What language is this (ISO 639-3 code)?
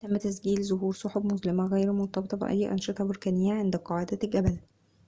ara